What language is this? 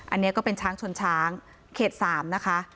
Thai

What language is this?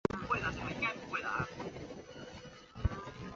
Chinese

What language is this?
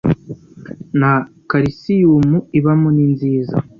Kinyarwanda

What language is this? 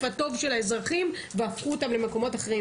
Hebrew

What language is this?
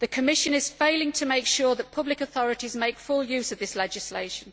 English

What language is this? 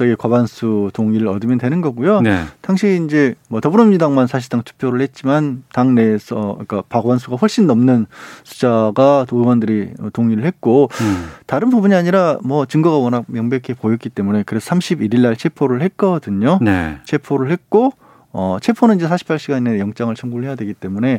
Korean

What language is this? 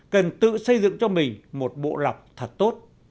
Vietnamese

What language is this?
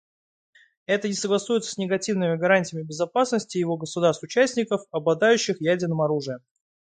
Russian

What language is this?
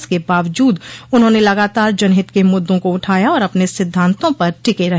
Hindi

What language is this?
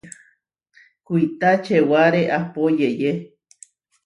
Huarijio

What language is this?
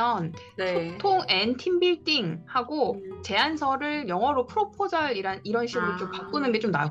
Korean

